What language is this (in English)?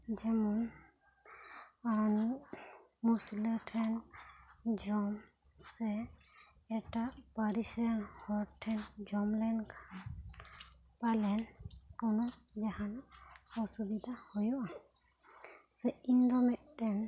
Santali